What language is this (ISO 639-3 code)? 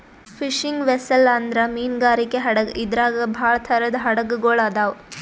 kan